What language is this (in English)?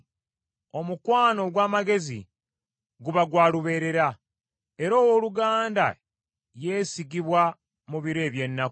Ganda